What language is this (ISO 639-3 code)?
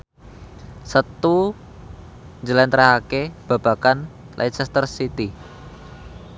jav